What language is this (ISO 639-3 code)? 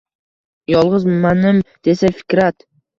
uzb